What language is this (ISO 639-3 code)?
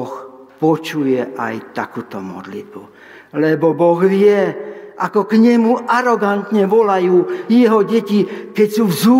slk